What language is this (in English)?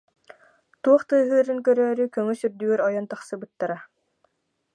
Yakut